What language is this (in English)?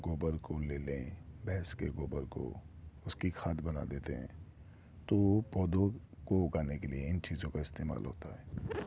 Urdu